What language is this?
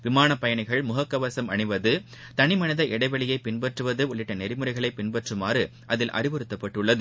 Tamil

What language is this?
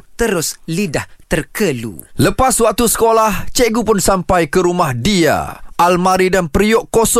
Malay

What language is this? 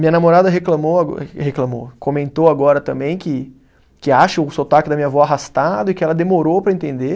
Portuguese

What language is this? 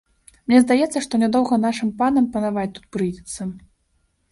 Belarusian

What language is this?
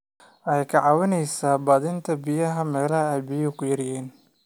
Somali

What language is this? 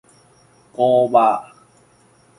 Min Nan Chinese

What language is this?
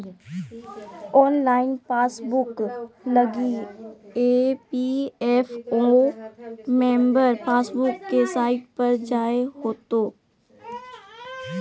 Magahi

